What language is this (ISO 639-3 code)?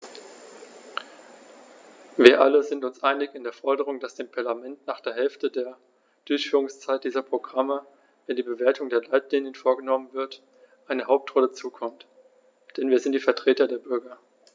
deu